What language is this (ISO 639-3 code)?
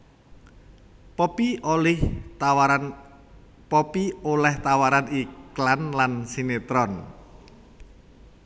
jav